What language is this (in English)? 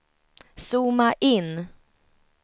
Swedish